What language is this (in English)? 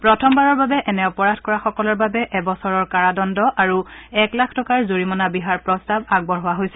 Assamese